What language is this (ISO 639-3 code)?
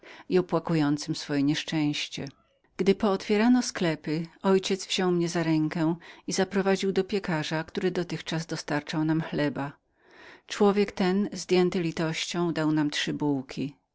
pol